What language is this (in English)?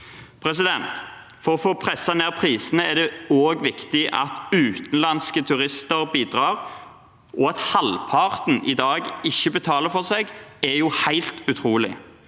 Norwegian